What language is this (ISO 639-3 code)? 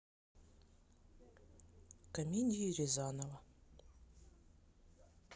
rus